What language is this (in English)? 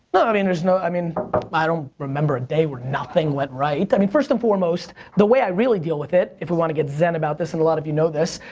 English